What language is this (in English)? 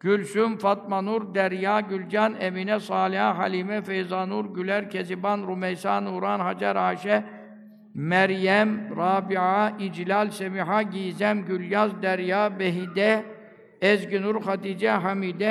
Turkish